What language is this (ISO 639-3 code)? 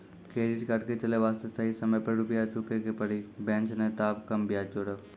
mai